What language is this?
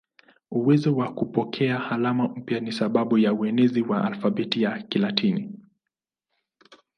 Swahili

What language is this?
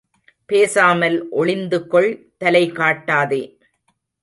Tamil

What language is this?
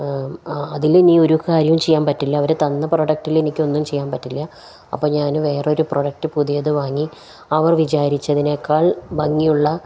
Malayalam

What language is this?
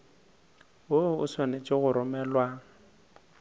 Northern Sotho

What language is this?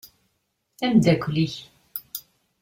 Kabyle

